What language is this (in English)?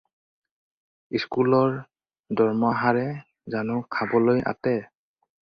Assamese